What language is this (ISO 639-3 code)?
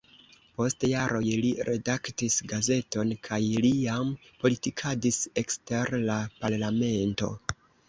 epo